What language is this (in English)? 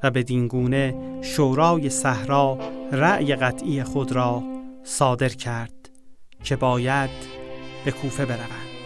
Persian